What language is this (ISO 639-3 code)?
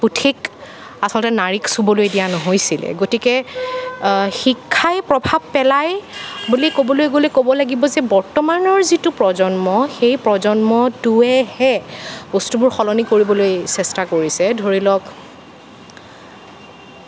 asm